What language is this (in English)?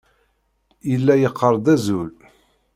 Kabyle